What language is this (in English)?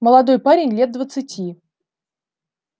Russian